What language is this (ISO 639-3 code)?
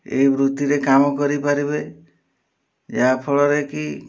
ori